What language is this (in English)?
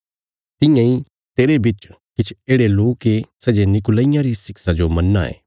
Bilaspuri